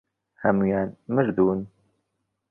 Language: Central Kurdish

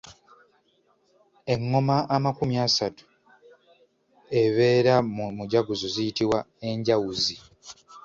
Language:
Ganda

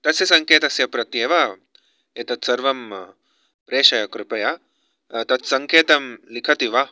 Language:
Sanskrit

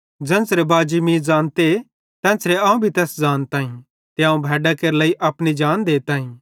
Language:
Bhadrawahi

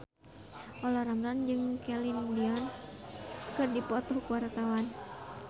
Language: Sundanese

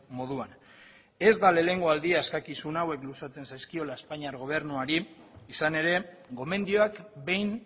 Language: Basque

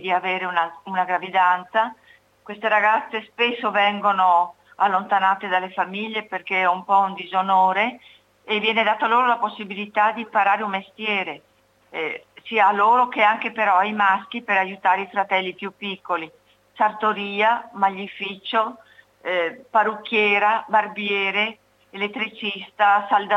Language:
Italian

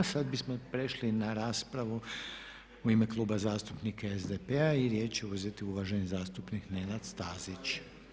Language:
Croatian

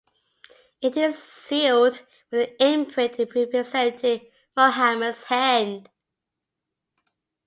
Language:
English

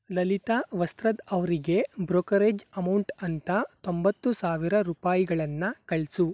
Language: Kannada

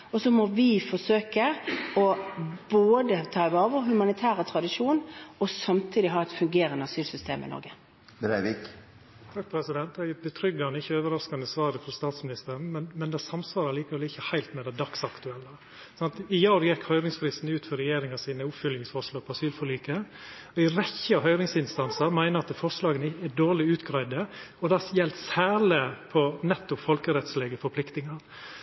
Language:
Norwegian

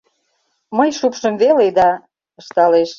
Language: Mari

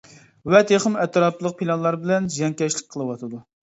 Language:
Uyghur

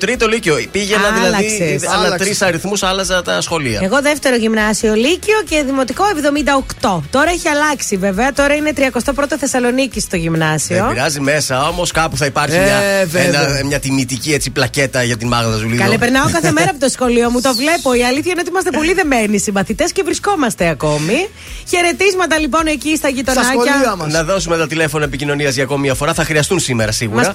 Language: Greek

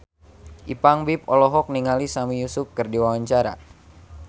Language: Sundanese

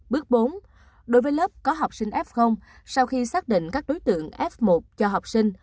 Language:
Vietnamese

